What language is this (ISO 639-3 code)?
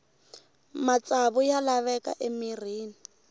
tso